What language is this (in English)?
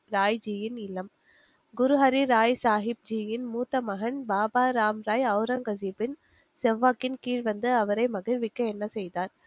Tamil